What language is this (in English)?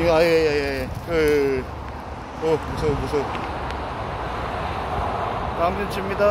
Korean